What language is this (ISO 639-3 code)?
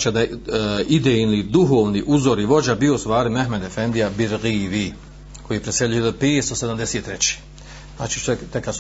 hrv